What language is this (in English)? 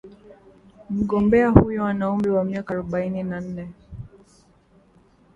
Swahili